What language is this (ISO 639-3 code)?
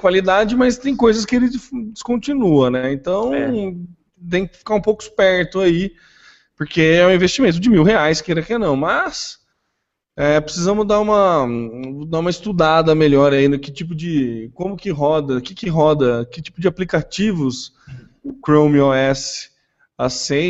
por